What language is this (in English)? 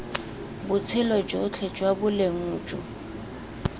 Tswana